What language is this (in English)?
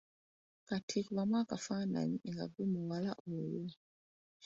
Ganda